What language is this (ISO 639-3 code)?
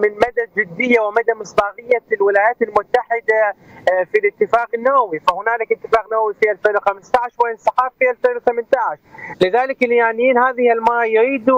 ara